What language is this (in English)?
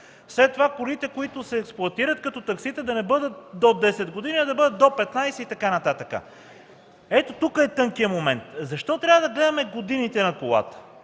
Bulgarian